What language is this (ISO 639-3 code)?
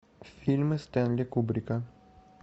rus